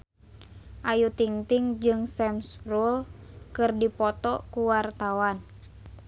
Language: Sundanese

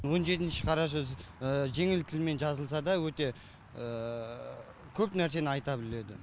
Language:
Kazakh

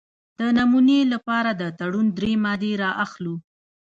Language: Pashto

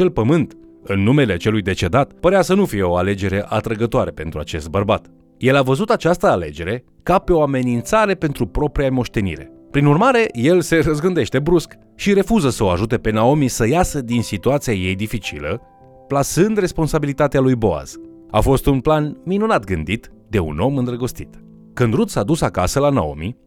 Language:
Romanian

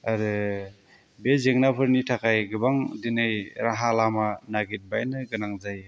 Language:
Bodo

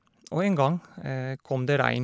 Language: Norwegian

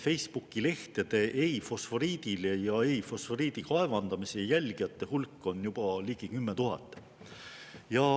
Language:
Estonian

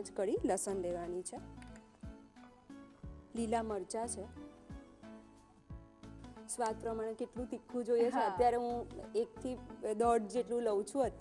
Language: Hindi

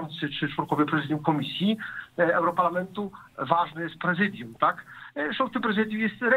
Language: Polish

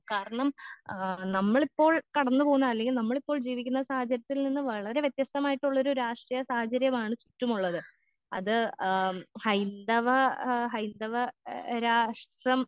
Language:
Malayalam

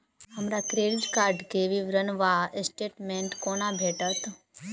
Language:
Maithili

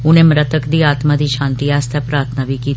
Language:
Dogri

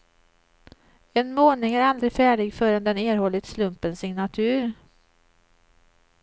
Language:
Swedish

